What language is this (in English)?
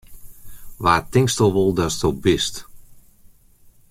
Western Frisian